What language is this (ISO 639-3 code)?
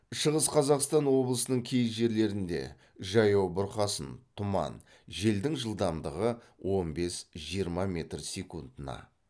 kaz